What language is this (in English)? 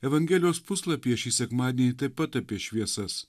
Lithuanian